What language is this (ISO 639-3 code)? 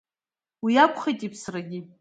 abk